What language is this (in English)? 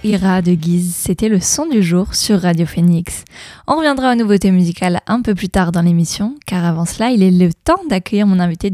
French